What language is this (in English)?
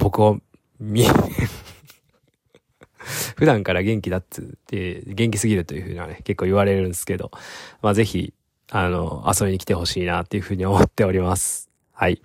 Japanese